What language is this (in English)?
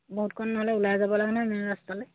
Assamese